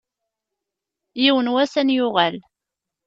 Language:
Kabyle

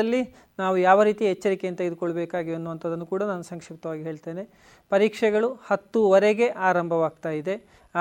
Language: Kannada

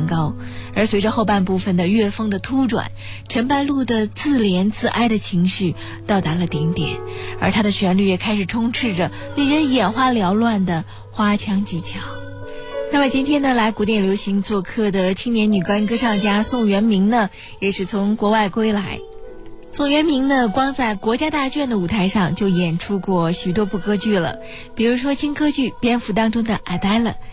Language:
Chinese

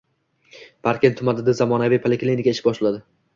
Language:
Uzbek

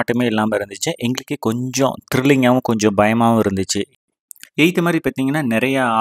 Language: Tamil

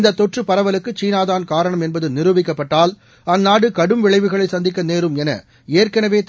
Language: Tamil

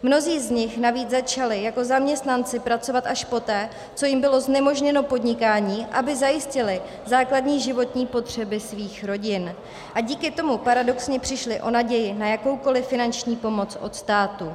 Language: Czech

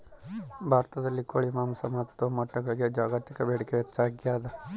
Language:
Kannada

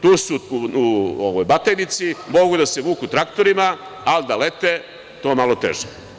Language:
Serbian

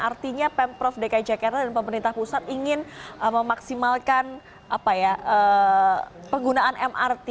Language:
Indonesian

